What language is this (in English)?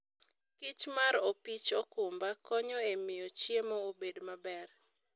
Luo (Kenya and Tanzania)